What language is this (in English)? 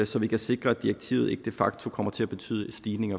Danish